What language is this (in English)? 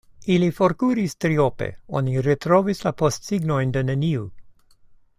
Esperanto